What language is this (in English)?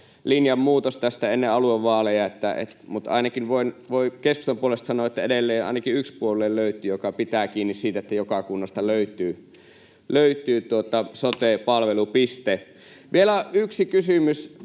Finnish